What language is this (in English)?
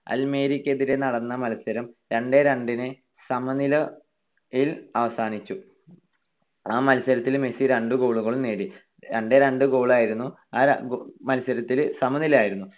Malayalam